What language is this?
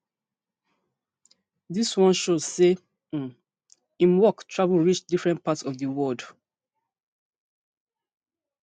Nigerian Pidgin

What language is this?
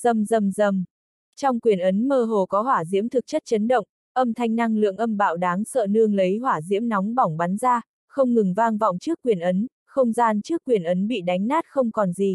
Vietnamese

